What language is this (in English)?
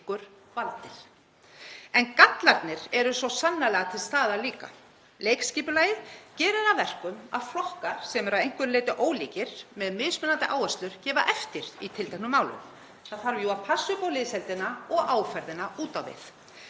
Icelandic